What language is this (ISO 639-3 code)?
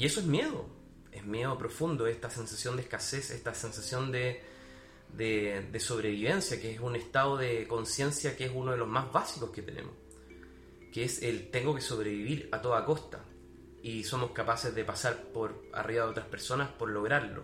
spa